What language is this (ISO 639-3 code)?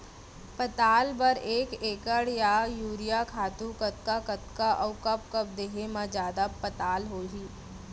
hne